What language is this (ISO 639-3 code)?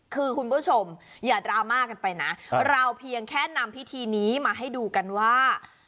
tha